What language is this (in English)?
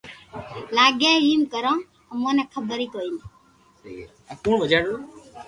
Loarki